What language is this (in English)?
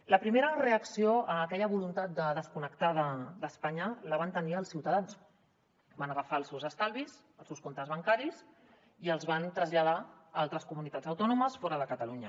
Catalan